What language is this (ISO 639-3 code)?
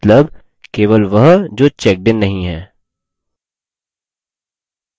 hin